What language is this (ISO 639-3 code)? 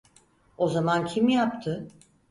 tur